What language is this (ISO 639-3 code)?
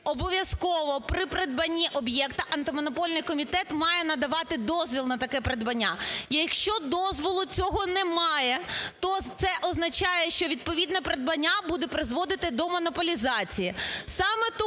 ukr